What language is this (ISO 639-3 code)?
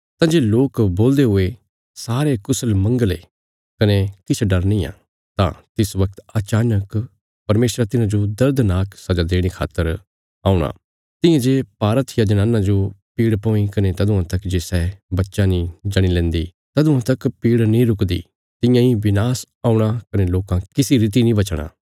kfs